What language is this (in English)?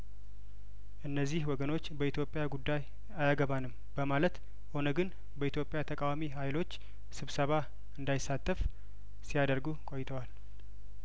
Amharic